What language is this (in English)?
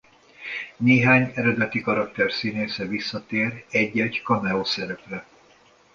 Hungarian